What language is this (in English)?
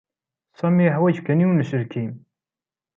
Kabyle